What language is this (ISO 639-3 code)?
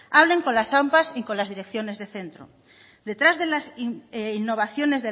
spa